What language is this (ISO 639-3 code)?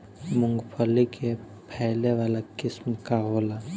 bho